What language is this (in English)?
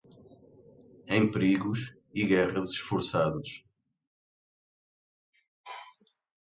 Portuguese